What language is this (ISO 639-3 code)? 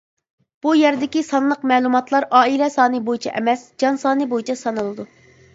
uig